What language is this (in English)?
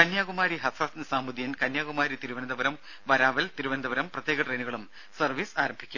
Malayalam